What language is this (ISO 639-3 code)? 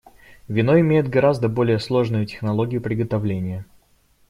rus